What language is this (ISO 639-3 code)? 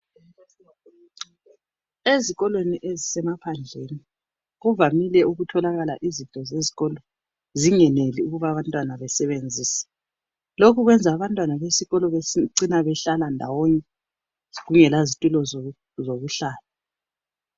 nde